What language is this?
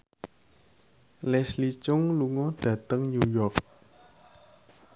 Javanese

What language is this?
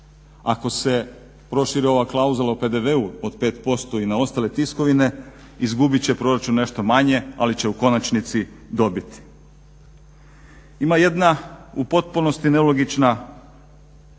Croatian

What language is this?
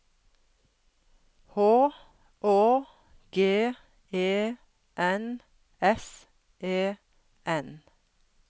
Norwegian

